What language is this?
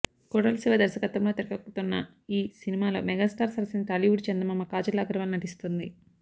Telugu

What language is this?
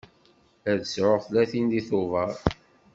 Kabyle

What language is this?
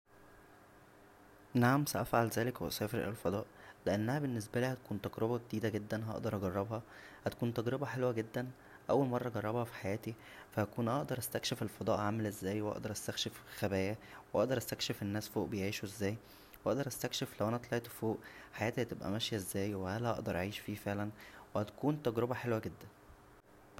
Egyptian Arabic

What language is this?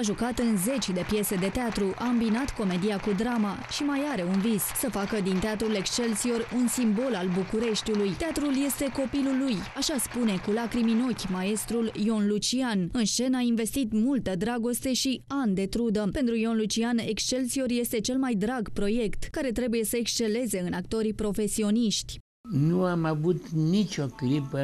Romanian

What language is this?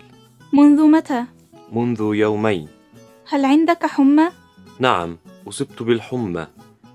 Arabic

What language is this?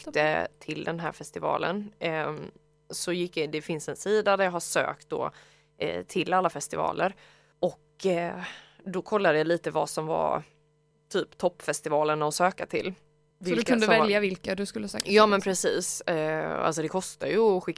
Swedish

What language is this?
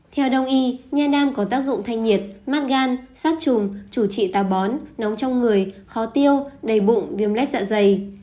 Vietnamese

